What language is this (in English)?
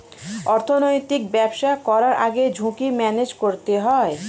Bangla